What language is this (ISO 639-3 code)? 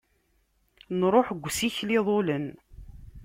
kab